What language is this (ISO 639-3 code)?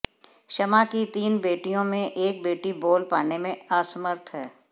hin